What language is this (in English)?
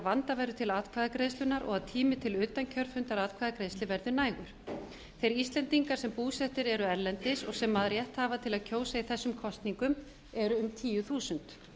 Icelandic